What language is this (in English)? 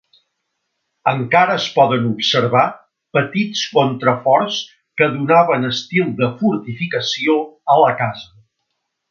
Catalan